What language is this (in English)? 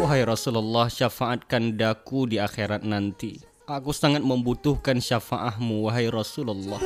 Malay